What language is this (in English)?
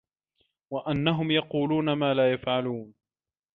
Arabic